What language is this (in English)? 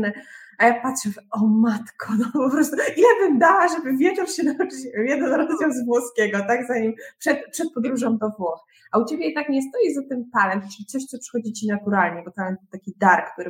Polish